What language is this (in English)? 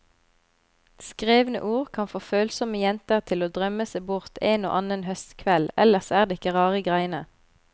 Norwegian